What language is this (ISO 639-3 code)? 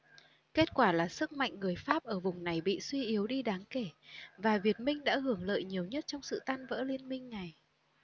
vie